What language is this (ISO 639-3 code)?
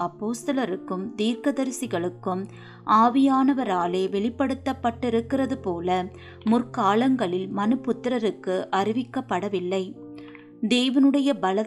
tam